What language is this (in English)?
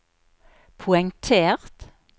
Norwegian